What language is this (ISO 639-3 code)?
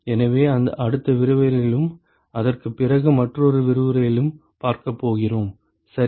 tam